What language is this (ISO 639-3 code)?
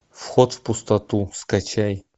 rus